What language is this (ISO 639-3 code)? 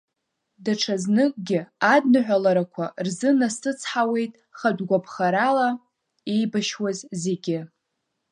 abk